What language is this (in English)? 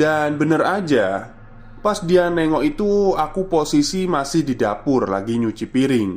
Indonesian